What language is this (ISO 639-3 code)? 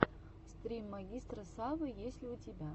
rus